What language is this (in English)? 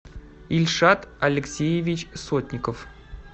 Russian